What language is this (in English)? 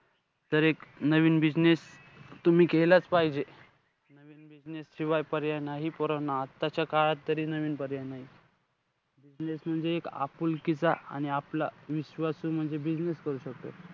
Marathi